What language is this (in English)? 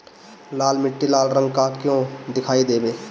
Bhojpuri